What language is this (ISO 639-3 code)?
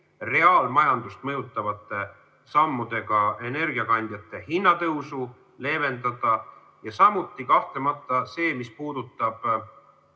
est